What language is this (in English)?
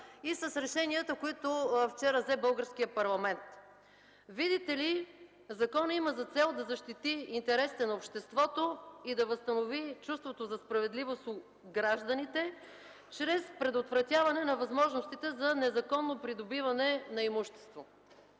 Bulgarian